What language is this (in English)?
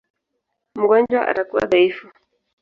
Swahili